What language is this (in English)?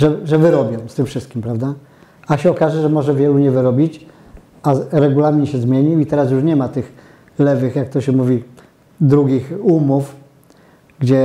Polish